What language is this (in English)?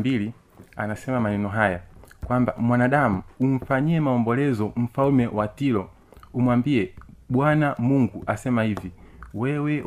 Swahili